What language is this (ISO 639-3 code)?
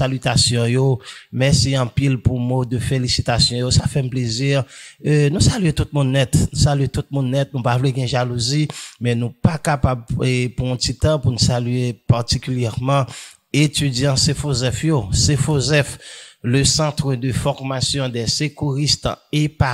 fra